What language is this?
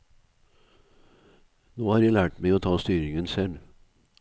Norwegian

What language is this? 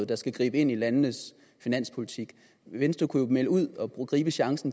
Danish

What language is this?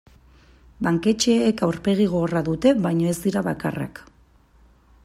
Basque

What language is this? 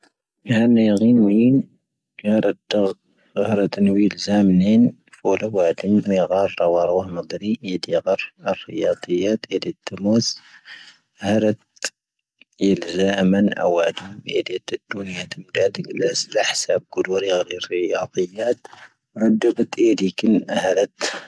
Tahaggart Tamahaq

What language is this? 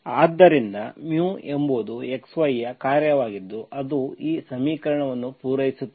Kannada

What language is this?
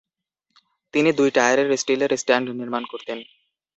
Bangla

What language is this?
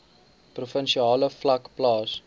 Afrikaans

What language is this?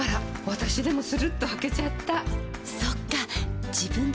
Japanese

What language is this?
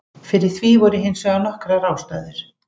Icelandic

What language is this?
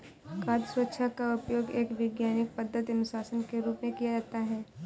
Hindi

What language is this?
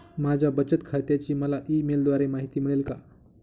Marathi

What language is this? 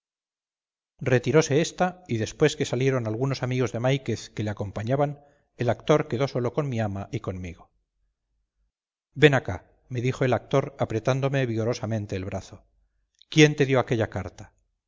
Spanish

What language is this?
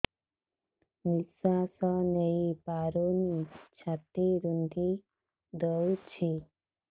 Odia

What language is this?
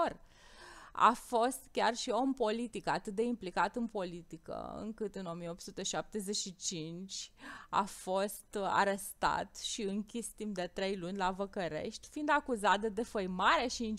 Romanian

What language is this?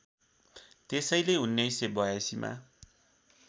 Nepali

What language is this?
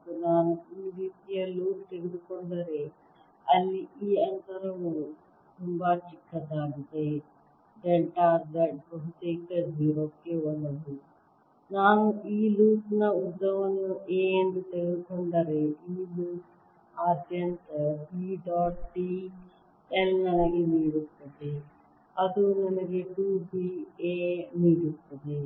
Kannada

